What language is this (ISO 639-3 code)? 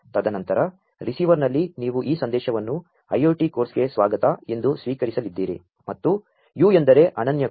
kan